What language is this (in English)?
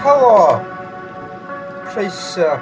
Welsh